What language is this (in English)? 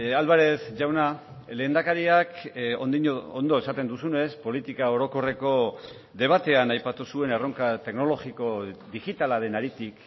Basque